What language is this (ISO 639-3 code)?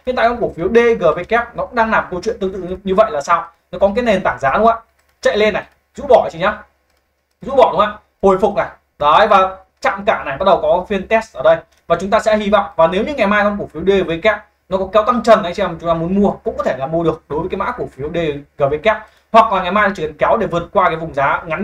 vie